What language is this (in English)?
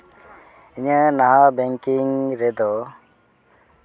Santali